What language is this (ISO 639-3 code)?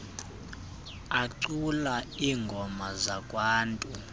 xho